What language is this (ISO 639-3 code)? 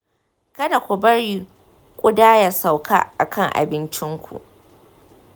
hau